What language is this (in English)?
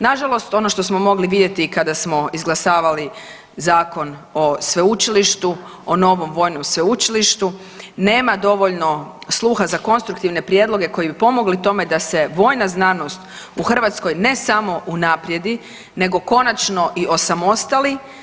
Croatian